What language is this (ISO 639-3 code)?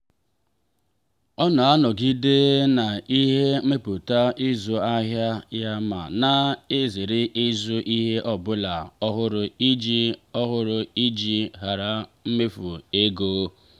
ibo